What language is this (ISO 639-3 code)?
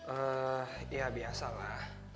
ind